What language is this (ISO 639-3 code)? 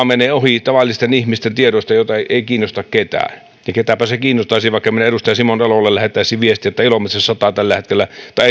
fin